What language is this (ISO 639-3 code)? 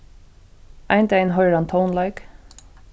fao